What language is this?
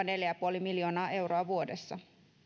Finnish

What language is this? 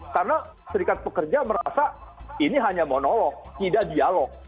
Indonesian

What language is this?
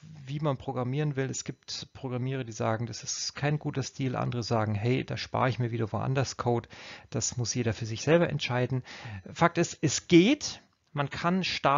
German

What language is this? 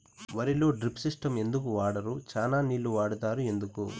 Telugu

